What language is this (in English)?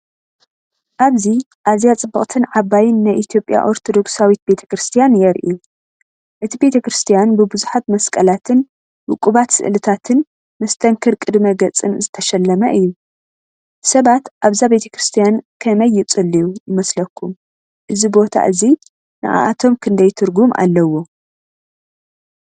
Tigrinya